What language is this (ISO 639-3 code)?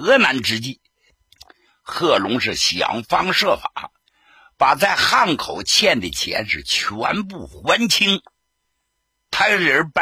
zho